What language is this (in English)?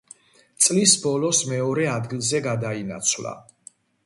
Georgian